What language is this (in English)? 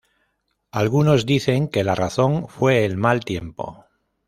Spanish